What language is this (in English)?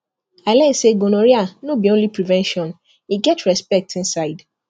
Nigerian Pidgin